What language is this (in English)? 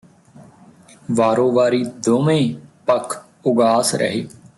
Punjabi